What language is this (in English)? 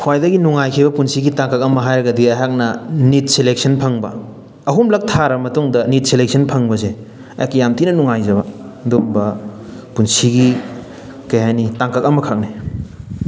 Manipuri